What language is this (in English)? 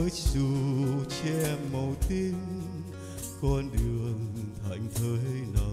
Vietnamese